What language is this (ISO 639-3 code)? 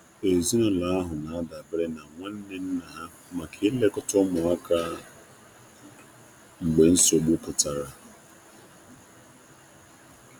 ibo